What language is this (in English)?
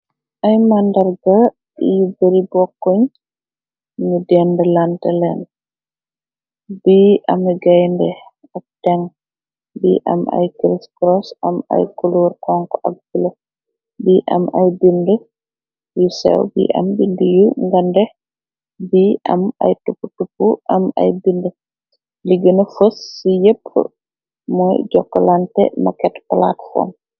Wolof